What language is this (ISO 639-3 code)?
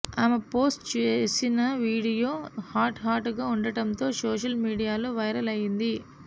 tel